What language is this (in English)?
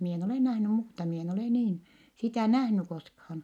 Finnish